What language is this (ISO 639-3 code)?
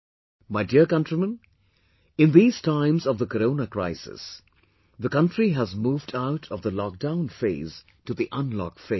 eng